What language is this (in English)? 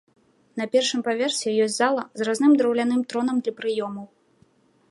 Belarusian